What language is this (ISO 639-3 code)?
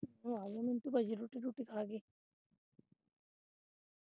pan